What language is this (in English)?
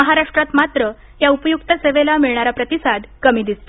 Marathi